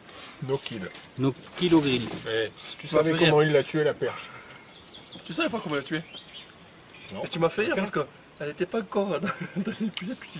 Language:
French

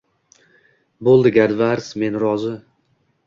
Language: Uzbek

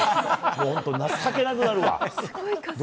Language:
Japanese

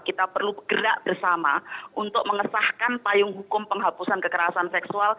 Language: Indonesian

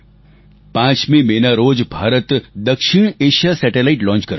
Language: Gujarati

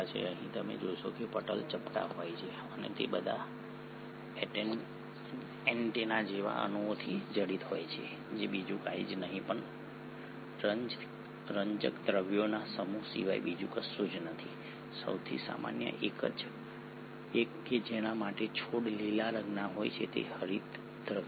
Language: Gujarati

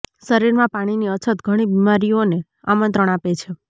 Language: Gujarati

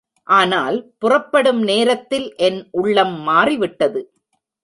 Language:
Tamil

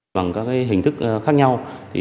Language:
Vietnamese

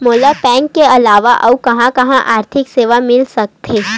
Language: Chhattisgarhi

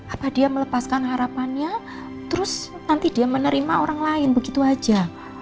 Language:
Indonesian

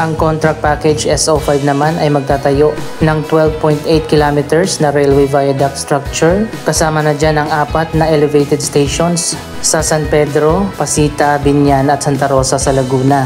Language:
Filipino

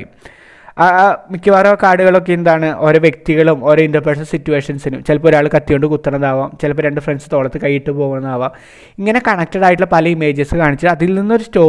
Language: Malayalam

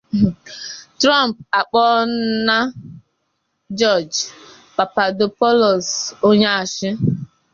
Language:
Igbo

